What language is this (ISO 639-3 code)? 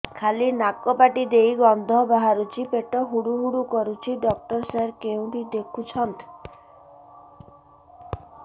ori